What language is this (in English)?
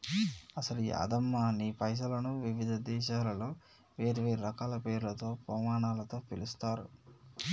Telugu